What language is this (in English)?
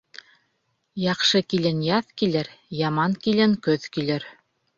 Bashkir